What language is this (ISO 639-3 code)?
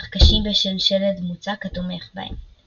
heb